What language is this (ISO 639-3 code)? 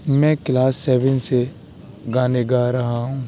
urd